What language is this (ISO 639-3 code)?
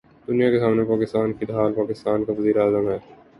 urd